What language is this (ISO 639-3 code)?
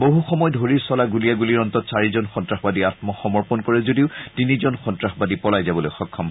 asm